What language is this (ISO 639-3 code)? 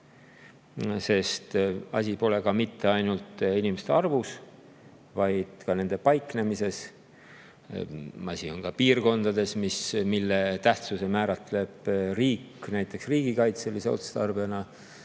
est